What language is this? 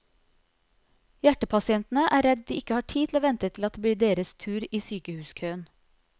Norwegian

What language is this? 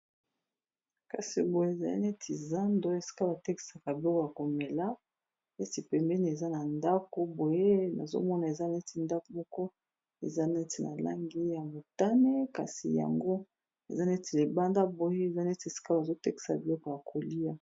Lingala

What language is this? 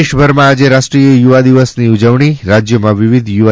Gujarati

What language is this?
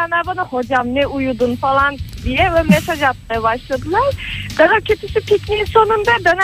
Turkish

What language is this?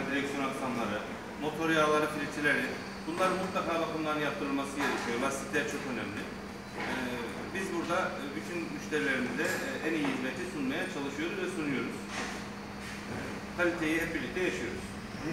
Turkish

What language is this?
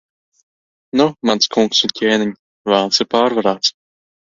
Latvian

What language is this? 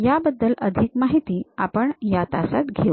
Marathi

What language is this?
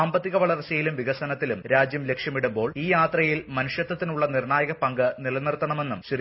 Malayalam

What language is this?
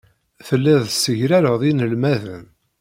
Kabyle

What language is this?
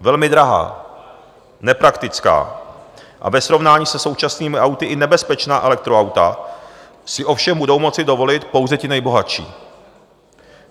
Czech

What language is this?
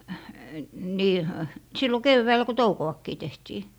Finnish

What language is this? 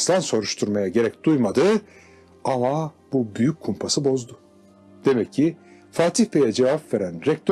Turkish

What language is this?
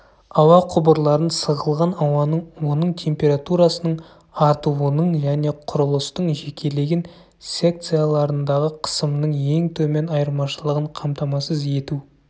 Kazakh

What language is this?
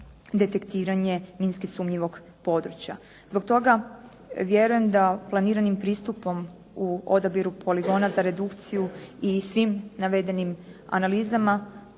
Croatian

